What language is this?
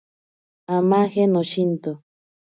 Ashéninka Perené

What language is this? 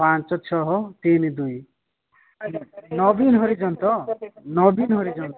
Odia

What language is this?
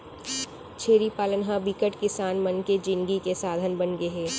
Chhattisgarhi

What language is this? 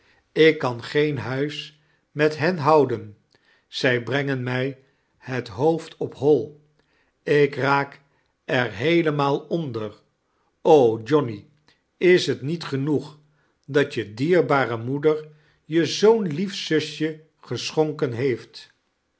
Dutch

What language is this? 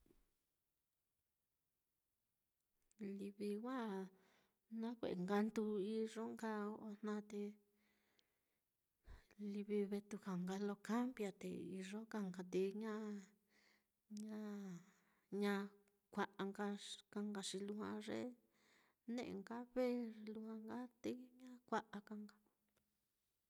Mitlatongo Mixtec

